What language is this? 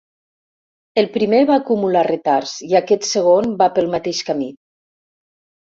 Catalan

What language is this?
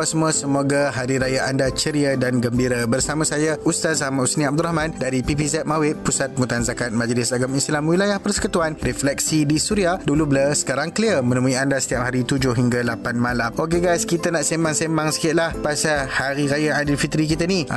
Malay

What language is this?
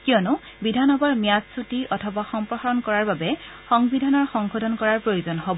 Assamese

